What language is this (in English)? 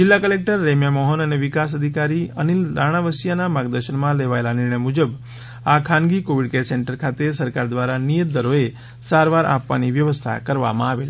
Gujarati